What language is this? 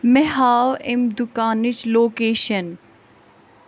Kashmiri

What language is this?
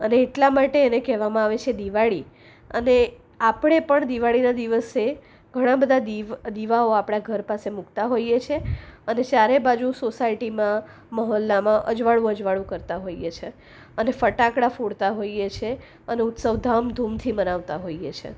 Gujarati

